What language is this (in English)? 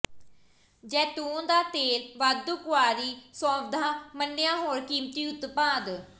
Punjabi